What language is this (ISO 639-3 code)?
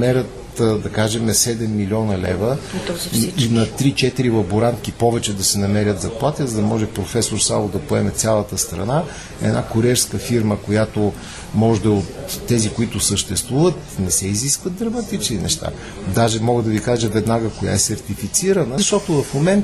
bul